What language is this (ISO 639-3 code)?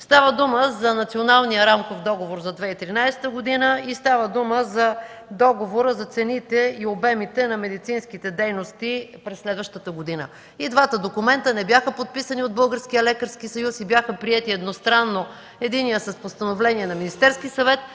bul